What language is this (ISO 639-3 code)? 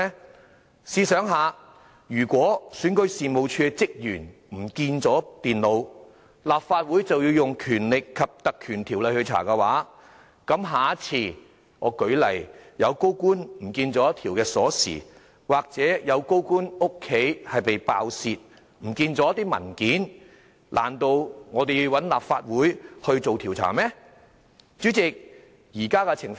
yue